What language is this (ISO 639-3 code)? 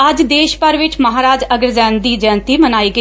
pan